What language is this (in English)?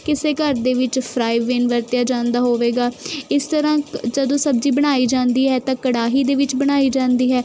Punjabi